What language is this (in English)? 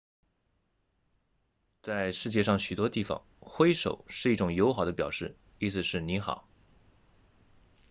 Chinese